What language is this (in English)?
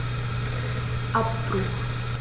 German